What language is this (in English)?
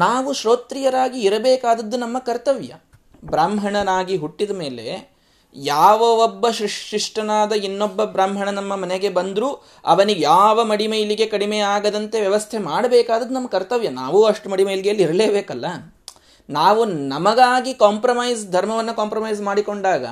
Kannada